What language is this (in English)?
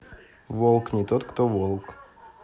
Russian